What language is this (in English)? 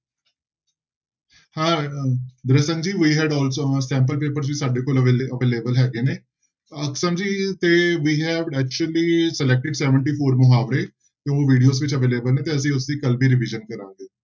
Punjabi